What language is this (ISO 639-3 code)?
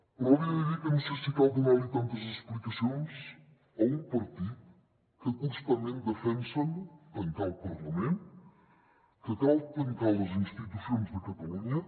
cat